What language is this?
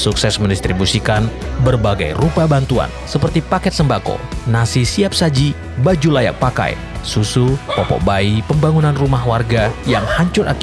Indonesian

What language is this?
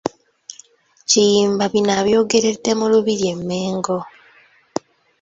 Ganda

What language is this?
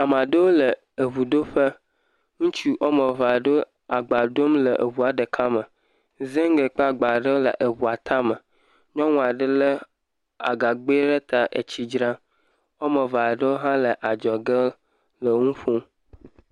Ewe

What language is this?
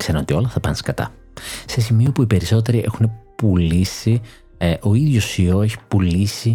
Greek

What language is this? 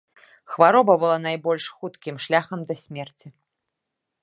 Belarusian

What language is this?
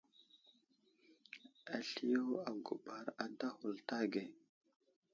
Wuzlam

